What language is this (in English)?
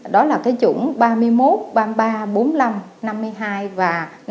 Vietnamese